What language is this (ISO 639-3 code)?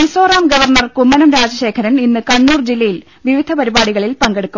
mal